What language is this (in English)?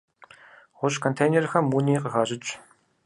Kabardian